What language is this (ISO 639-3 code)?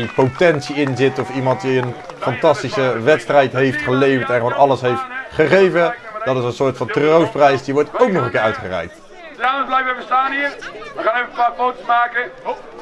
nld